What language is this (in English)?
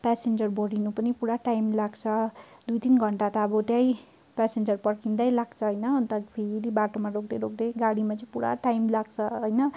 Nepali